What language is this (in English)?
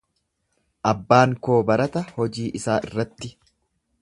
Oromo